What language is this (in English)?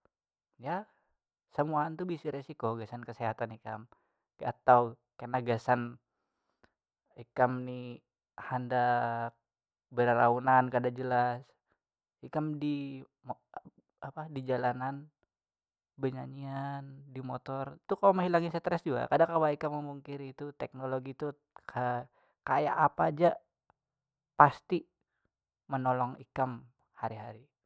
Banjar